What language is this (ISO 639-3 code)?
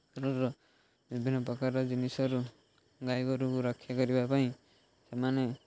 ori